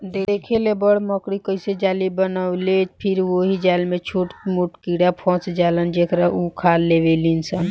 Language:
Bhojpuri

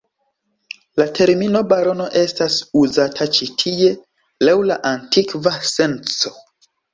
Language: Esperanto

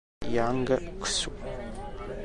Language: Italian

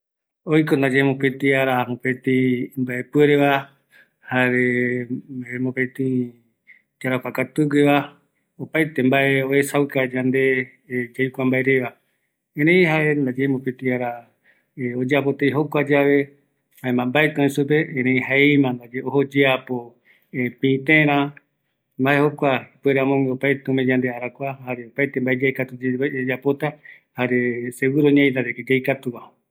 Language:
Eastern Bolivian Guaraní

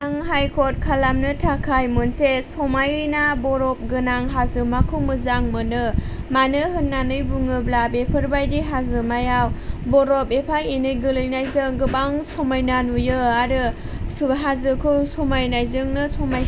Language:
Bodo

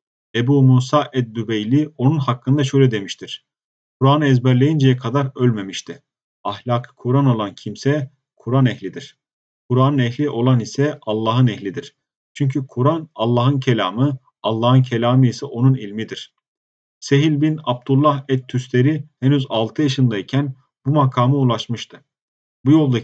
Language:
Turkish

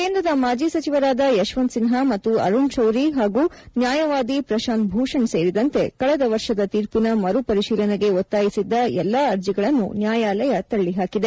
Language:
Kannada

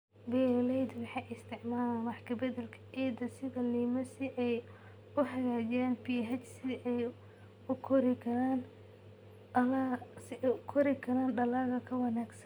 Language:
Somali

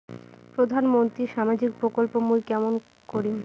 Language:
Bangla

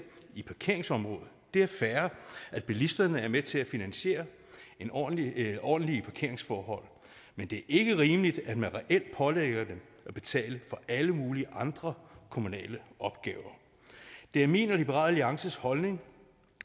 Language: Danish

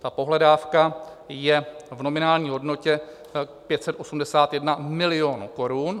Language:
Czech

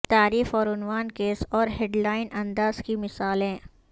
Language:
Urdu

